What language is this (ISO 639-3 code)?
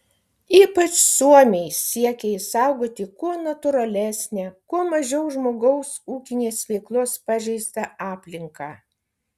lit